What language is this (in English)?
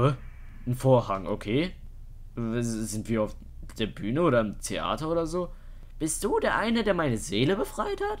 German